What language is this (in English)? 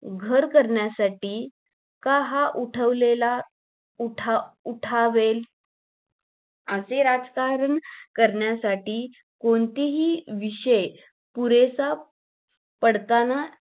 Marathi